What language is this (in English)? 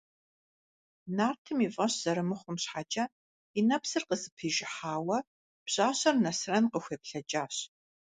Kabardian